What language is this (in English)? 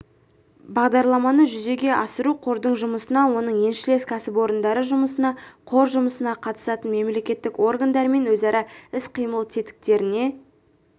Kazakh